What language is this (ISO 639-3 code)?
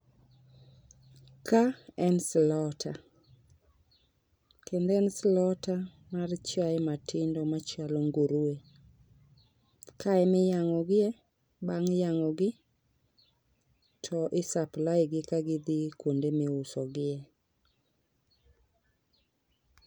luo